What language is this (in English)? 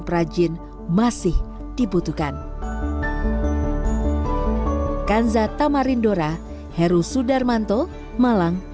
Indonesian